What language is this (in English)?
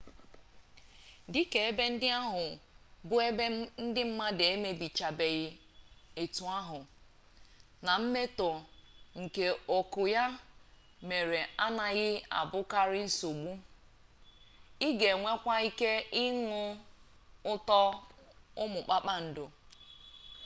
Igbo